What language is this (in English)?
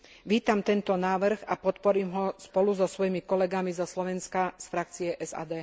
Slovak